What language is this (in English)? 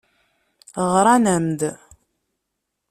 Kabyle